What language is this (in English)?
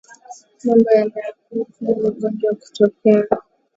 Swahili